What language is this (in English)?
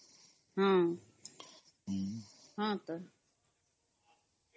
Odia